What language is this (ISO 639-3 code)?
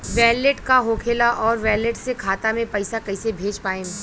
bho